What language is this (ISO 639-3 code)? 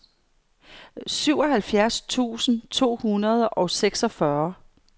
dan